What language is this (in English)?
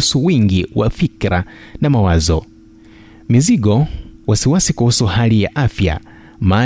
Swahili